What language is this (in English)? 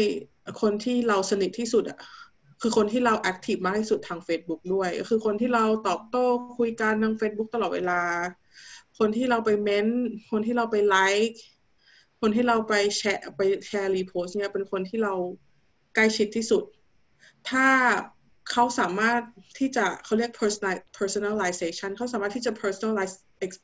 Thai